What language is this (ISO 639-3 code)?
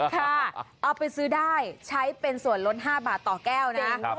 tha